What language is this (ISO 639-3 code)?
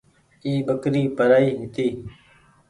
gig